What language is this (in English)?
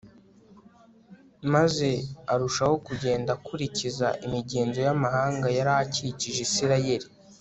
Kinyarwanda